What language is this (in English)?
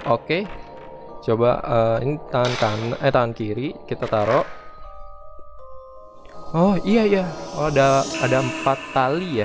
Indonesian